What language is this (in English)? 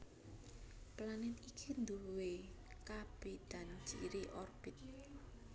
Javanese